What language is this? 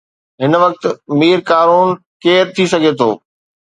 Sindhi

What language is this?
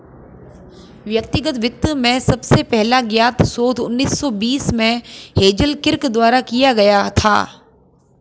Hindi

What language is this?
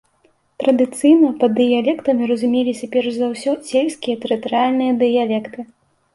Belarusian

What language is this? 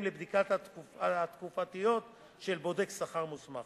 Hebrew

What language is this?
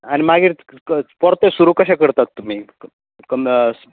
Konkani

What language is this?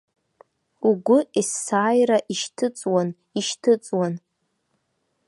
Abkhazian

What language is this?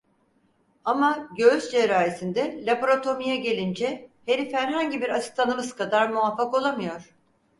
Turkish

